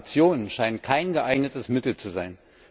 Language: German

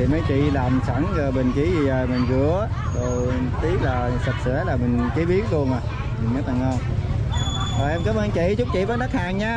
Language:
Vietnamese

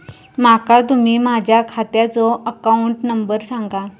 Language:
Marathi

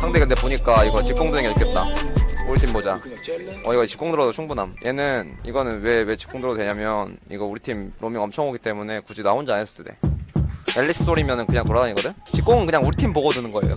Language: Korean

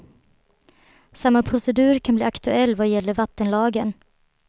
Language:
Swedish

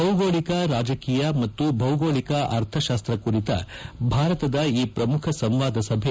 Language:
Kannada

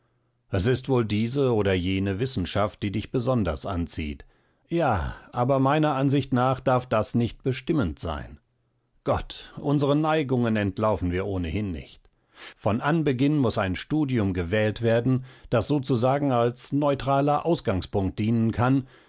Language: German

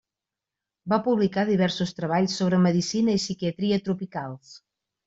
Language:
Catalan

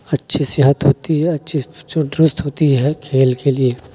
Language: Urdu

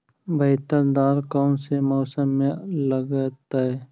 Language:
Magahi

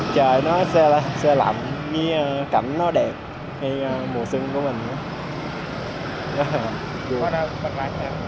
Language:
Vietnamese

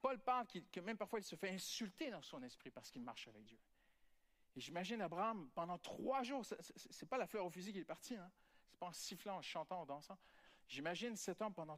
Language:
French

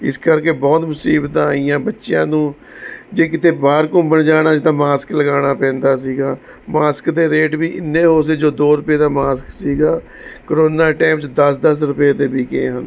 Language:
Punjabi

